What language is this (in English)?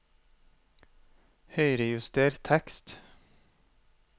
Norwegian